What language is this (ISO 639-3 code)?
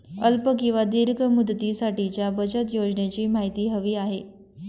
mar